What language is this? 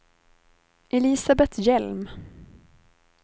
Swedish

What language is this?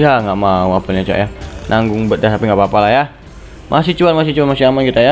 Indonesian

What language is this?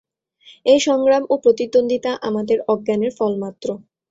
Bangla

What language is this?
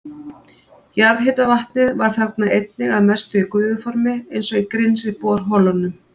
Icelandic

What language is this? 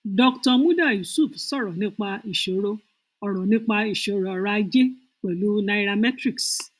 Yoruba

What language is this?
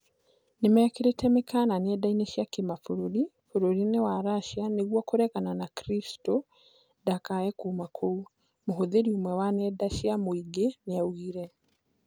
Kikuyu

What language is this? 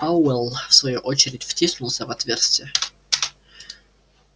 Russian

